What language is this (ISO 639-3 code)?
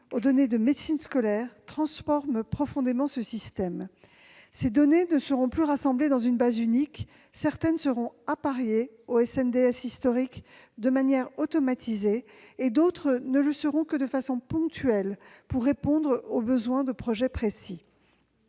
fra